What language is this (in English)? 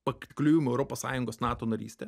Lithuanian